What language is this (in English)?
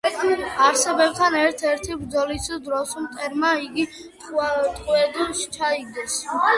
Georgian